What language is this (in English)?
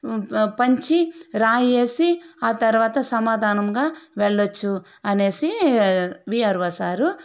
Telugu